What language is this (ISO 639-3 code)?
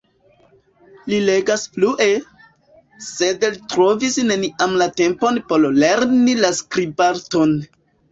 epo